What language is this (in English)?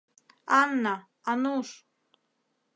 Mari